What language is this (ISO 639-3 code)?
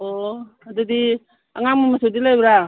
mni